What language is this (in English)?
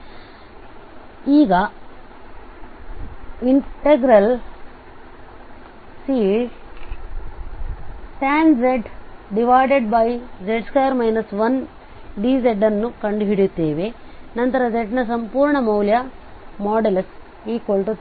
Kannada